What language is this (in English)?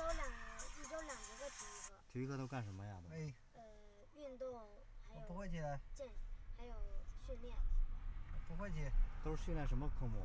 Chinese